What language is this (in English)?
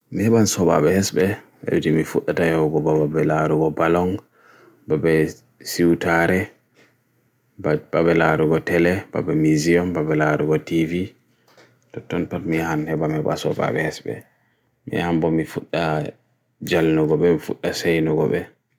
Bagirmi Fulfulde